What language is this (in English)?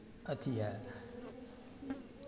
Maithili